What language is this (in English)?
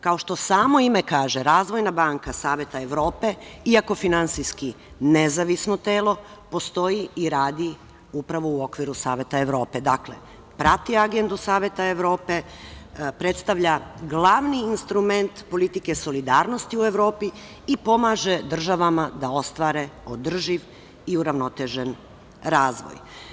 Serbian